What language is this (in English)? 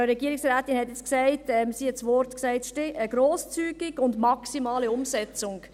Swiss German